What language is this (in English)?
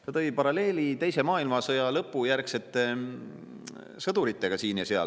Estonian